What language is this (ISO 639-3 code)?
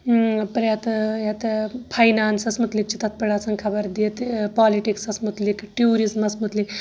kas